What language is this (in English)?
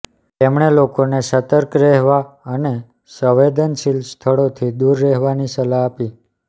Gujarati